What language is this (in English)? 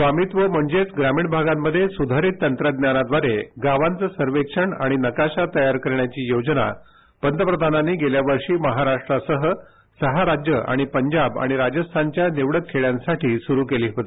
Marathi